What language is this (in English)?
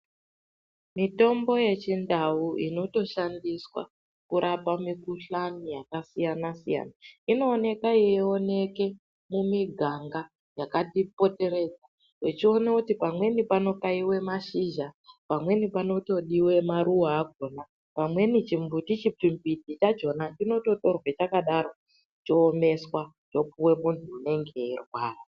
Ndau